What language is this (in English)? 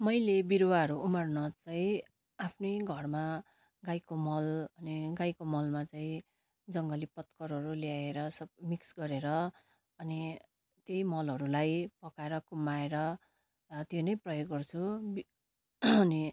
Nepali